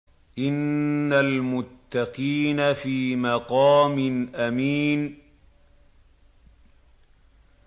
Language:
Arabic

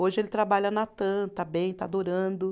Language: Portuguese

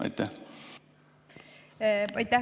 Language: Estonian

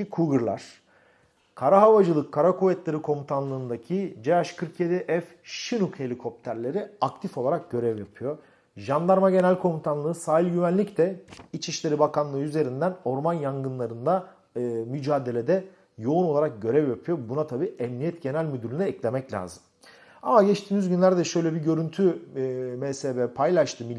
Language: Turkish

